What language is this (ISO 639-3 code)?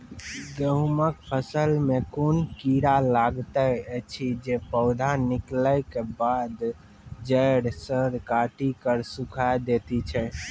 mai